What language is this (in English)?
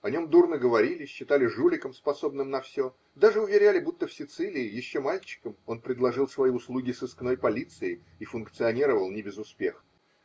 Russian